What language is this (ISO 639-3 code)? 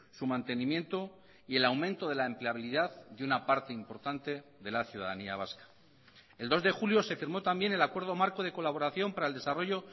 spa